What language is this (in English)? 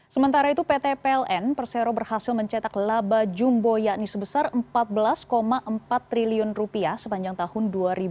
Indonesian